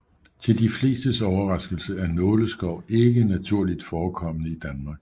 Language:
Danish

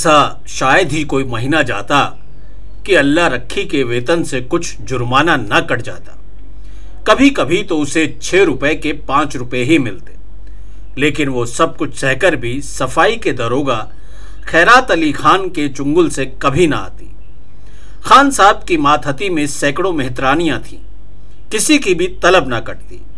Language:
Hindi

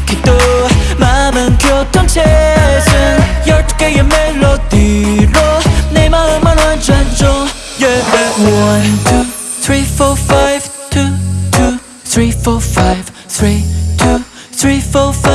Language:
Vietnamese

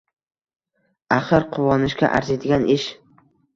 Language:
Uzbek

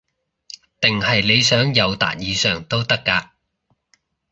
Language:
Cantonese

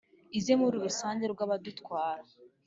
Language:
Kinyarwanda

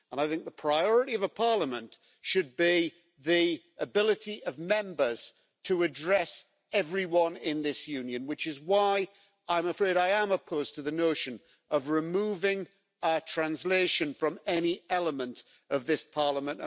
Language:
English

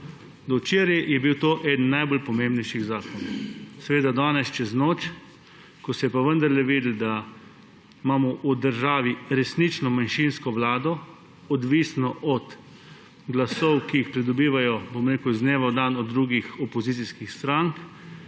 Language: Slovenian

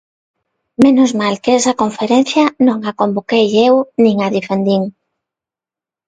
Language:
Galician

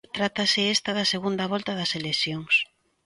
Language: Galician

